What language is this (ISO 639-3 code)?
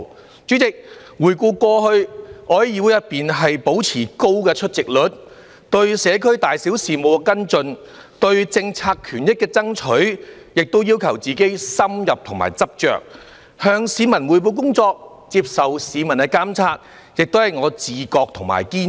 yue